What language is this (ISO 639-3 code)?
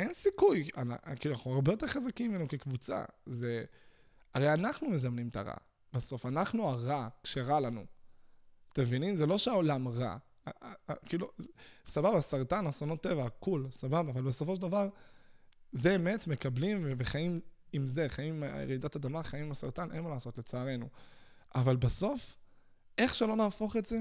heb